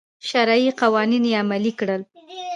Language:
Pashto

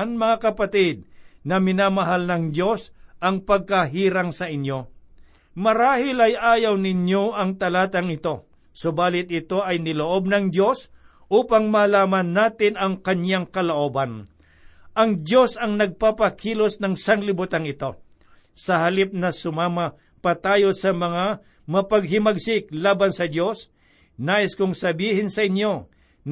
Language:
Filipino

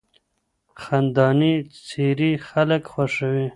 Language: Pashto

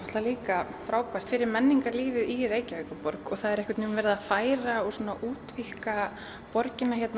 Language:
Icelandic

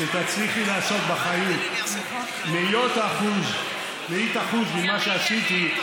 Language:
Hebrew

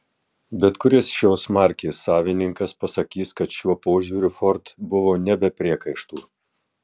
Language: Lithuanian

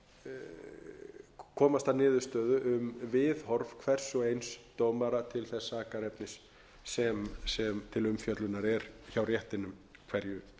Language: Icelandic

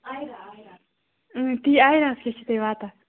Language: Kashmiri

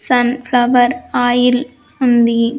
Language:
Telugu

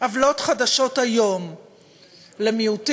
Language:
Hebrew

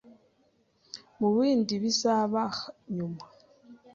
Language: Kinyarwanda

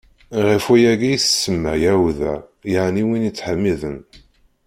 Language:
Kabyle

